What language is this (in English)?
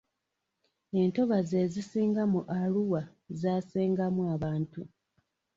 Ganda